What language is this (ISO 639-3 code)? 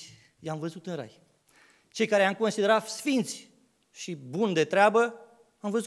ron